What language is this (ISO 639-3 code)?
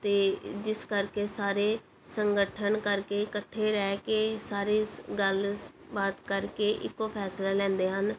pan